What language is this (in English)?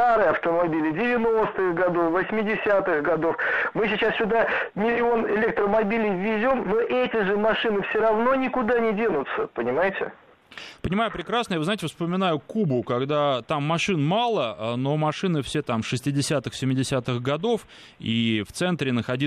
Russian